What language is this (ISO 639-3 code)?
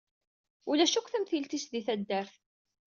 kab